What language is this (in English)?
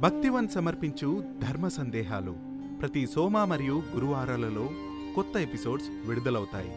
Telugu